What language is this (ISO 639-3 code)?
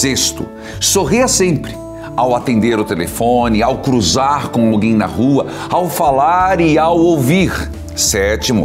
por